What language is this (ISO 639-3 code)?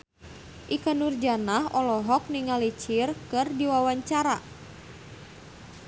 sun